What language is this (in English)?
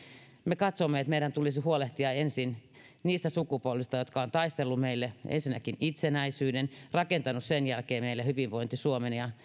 Finnish